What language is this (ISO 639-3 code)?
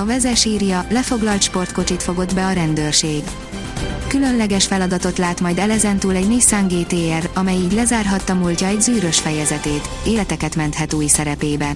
hun